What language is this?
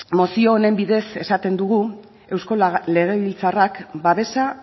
Basque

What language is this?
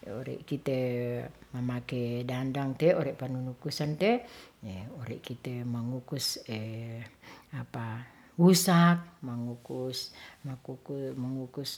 Ratahan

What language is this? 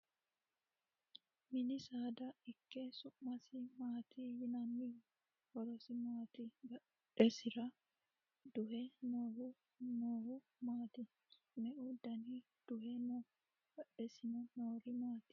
Sidamo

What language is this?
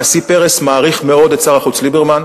Hebrew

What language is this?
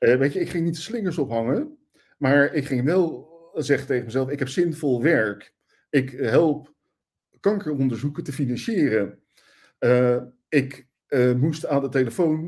Dutch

